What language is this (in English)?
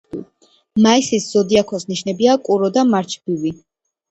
Georgian